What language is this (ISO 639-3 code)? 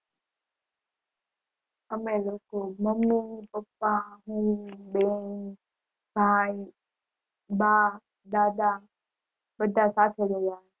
guj